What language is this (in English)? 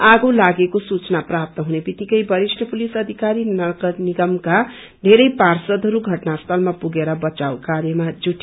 Nepali